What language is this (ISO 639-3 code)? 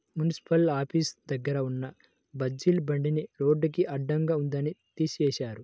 tel